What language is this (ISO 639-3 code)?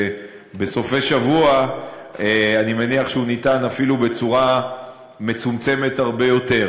heb